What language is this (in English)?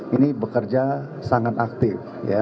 Indonesian